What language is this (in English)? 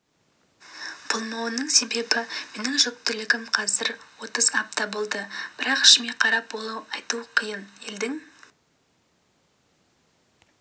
Kazakh